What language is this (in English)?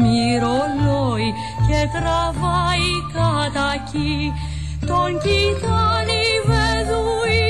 Greek